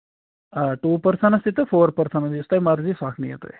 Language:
Kashmiri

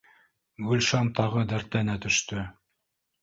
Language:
Bashkir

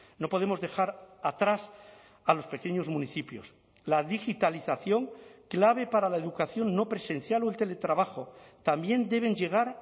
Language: Spanish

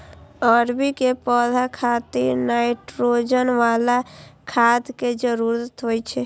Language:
Maithili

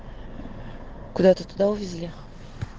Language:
Russian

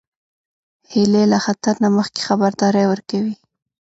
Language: Pashto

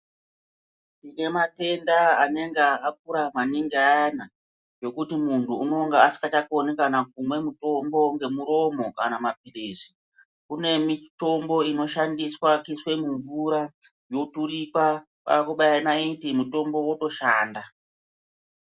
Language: Ndau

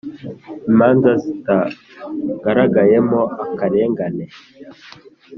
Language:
Kinyarwanda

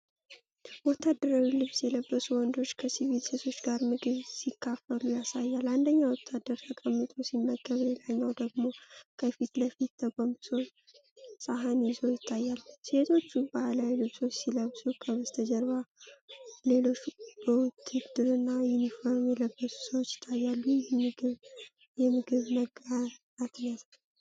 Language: Amharic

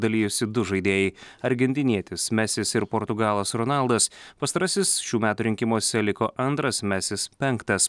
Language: Lithuanian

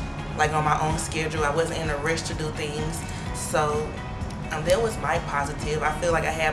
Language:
English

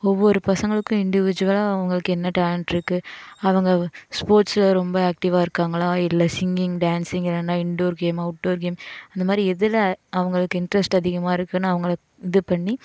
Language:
Tamil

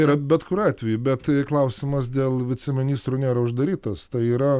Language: Lithuanian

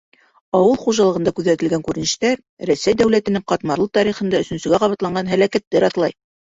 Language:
Bashkir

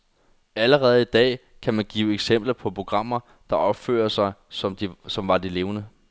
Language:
Danish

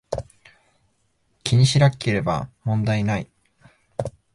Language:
Japanese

